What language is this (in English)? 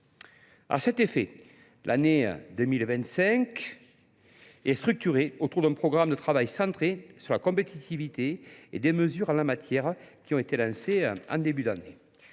French